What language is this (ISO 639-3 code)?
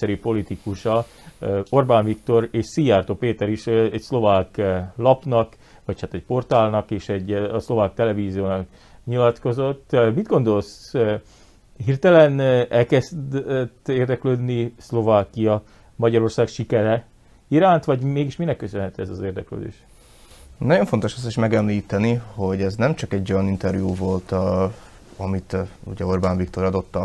hun